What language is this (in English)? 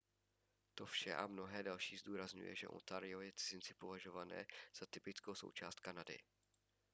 Czech